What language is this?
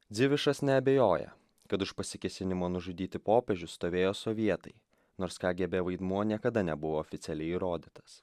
Lithuanian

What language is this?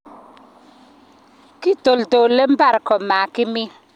Kalenjin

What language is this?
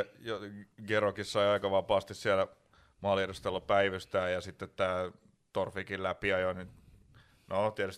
Finnish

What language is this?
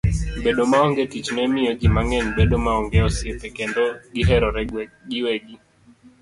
Luo (Kenya and Tanzania)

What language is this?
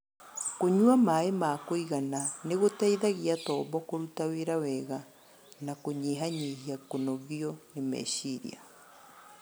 Kikuyu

